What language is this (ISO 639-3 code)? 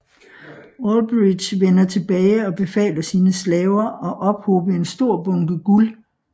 dan